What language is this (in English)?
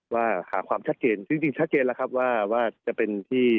Thai